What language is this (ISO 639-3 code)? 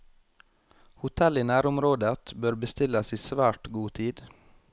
nor